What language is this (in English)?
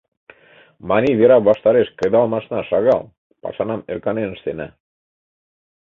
Mari